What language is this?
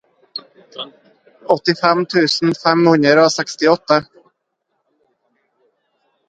Norwegian Bokmål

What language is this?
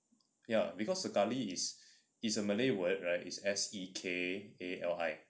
English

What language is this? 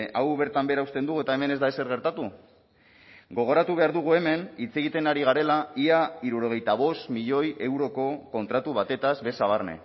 Basque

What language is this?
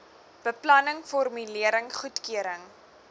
Afrikaans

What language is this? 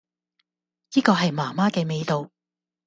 Cantonese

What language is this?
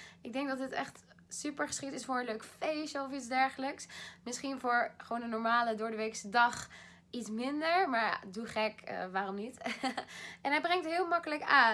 Dutch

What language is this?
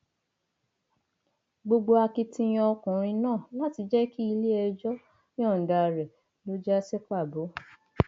Yoruba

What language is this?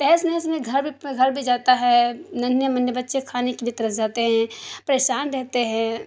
Urdu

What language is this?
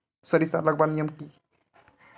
Magahi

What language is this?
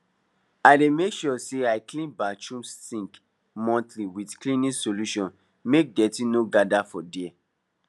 Nigerian Pidgin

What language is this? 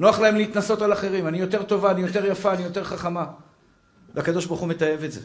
Hebrew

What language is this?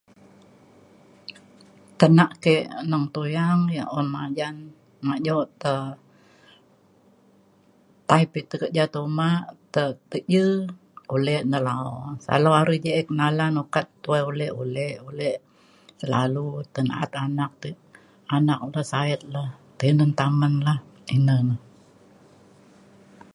Mainstream Kenyah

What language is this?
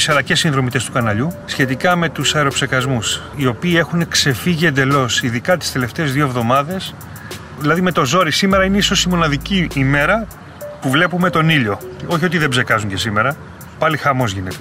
Greek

